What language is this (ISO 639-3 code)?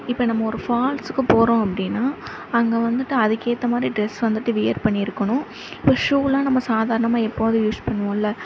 tam